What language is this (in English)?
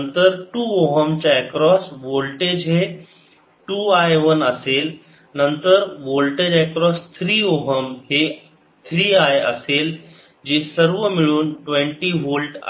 Marathi